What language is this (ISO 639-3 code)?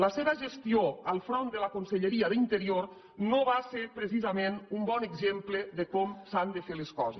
cat